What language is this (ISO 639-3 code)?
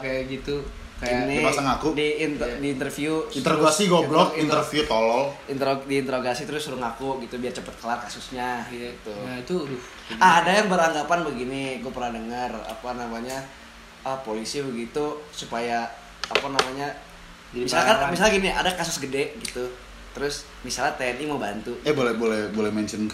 ind